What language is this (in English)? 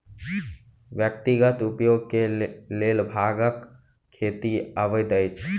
Maithili